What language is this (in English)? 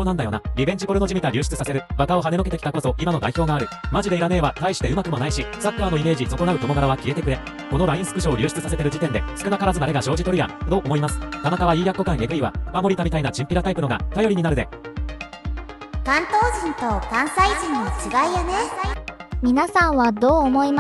Japanese